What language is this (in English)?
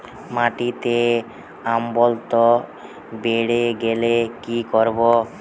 Bangla